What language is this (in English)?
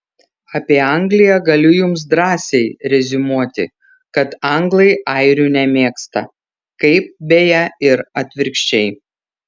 Lithuanian